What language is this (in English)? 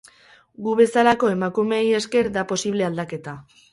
Basque